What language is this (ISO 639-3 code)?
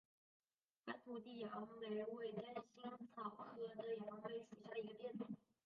zho